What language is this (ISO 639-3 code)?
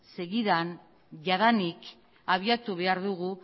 eus